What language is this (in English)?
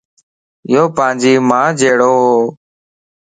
Lasi